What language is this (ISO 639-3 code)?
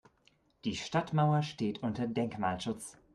deu